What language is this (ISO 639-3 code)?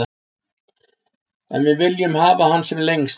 isl